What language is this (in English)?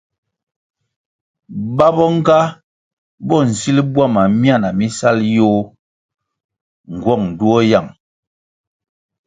Kwasio